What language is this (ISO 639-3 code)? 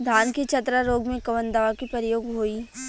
bho